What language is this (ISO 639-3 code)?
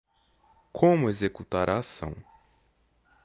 por